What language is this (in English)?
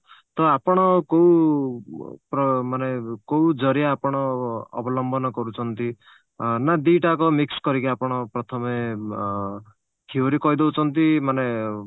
Odia